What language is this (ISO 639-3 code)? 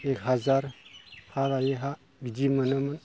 brx